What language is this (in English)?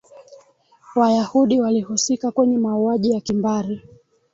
Swahili